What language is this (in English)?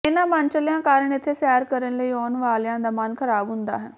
Punjabi